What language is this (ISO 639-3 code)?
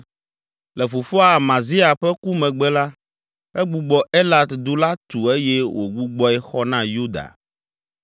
ewe